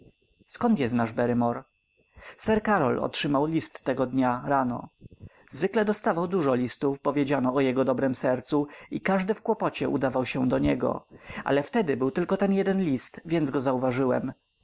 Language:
Polish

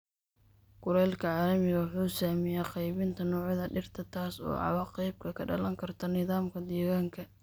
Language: Somali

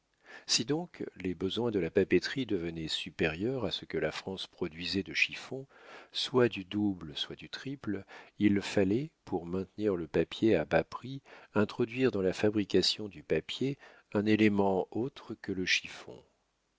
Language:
French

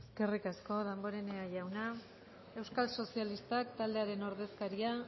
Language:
Basque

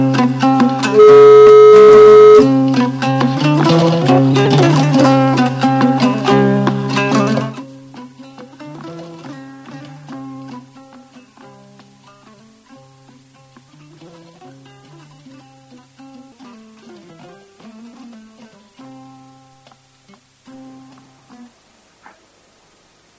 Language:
Fula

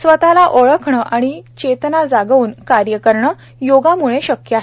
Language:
Marathi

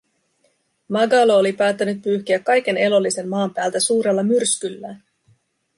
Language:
Finnish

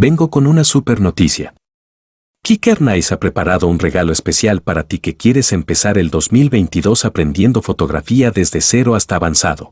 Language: Spanish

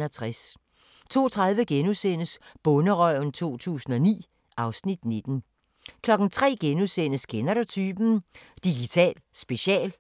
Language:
Danish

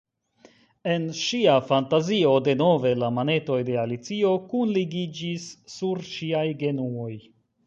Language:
Esperanto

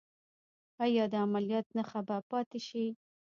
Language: Pashto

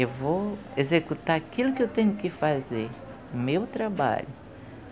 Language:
Portuguese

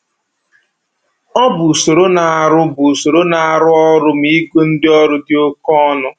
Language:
Igbo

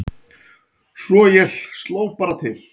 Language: Icelandic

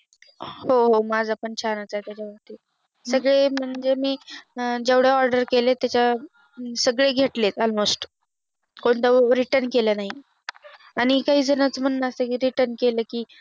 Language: Marathi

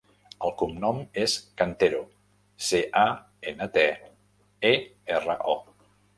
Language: Catalan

